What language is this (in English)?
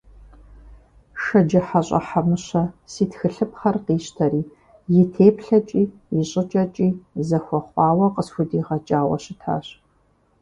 Kabardian